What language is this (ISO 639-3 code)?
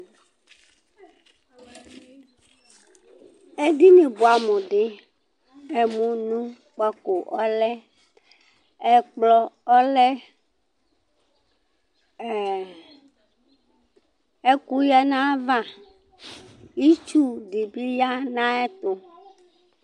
kpo